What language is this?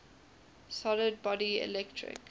English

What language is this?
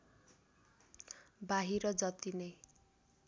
Nepali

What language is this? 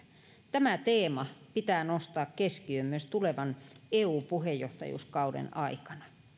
Finnish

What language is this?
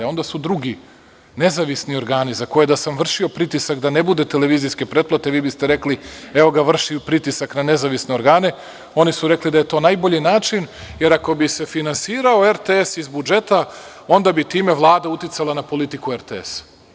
Serbian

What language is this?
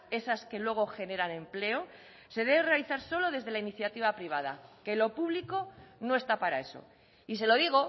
Spanish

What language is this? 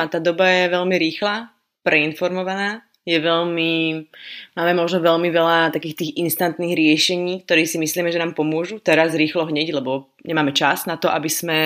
Slovak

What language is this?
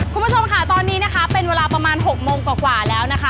Thai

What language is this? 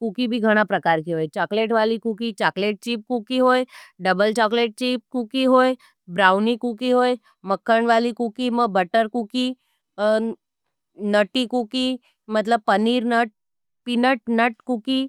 Nimadi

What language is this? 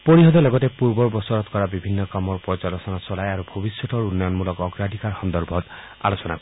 Assamese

